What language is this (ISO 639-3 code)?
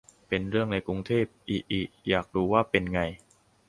tha